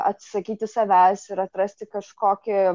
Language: Lithuanian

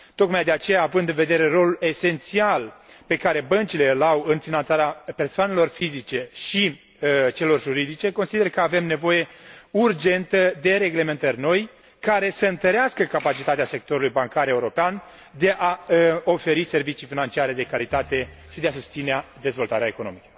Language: Romanian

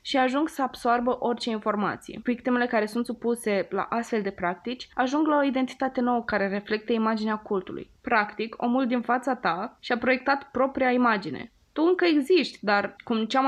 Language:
Romanian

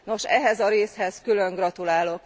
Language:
Hungarian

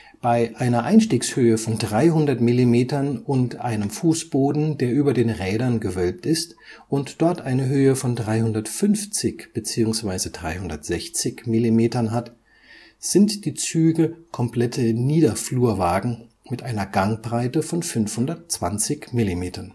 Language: German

